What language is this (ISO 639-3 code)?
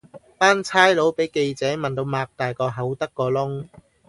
yue